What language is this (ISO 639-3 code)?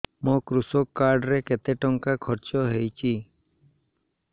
ori